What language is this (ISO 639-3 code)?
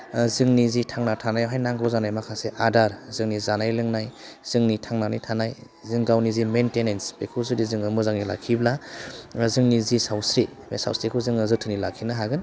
brx